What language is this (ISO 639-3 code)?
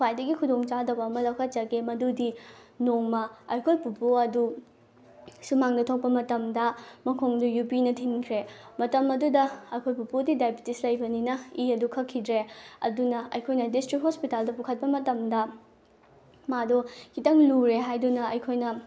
mni